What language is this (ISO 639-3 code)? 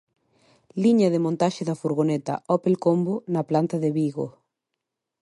glg